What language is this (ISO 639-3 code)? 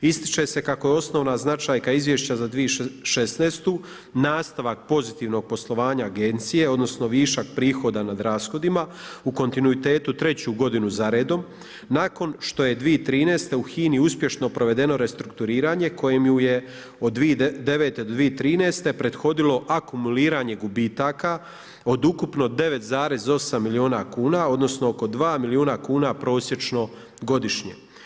hrv